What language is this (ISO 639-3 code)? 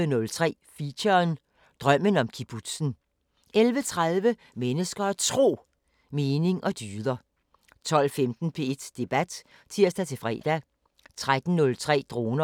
dan